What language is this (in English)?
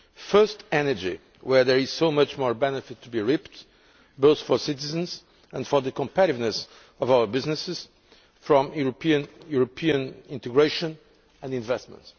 English